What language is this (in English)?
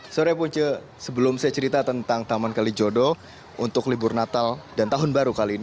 Indonesian